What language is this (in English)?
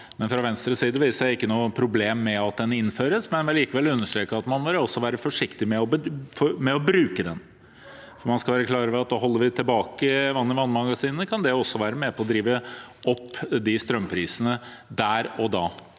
Norwegian